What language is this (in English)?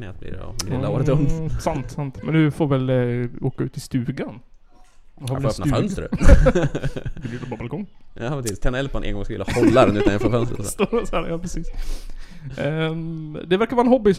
Swedish